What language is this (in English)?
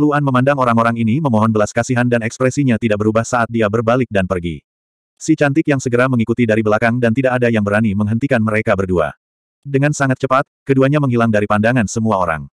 Indonesian